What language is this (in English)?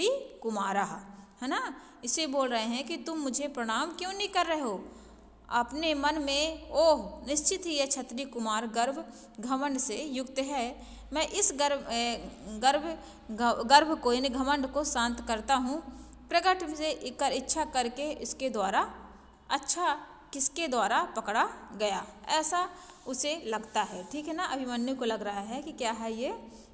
Hindi